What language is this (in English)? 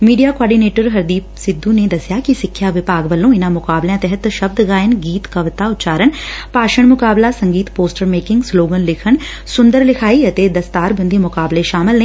Punjabi